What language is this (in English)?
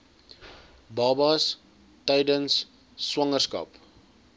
Afrikaans